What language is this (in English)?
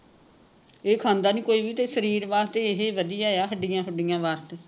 Punjabi